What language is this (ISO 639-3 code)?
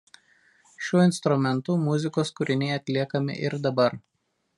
lit